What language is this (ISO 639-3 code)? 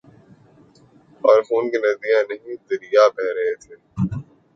urd